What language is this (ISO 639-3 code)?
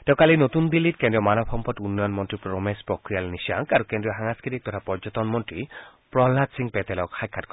asm